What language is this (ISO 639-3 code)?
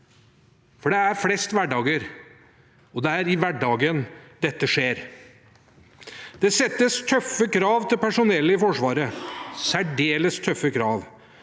nor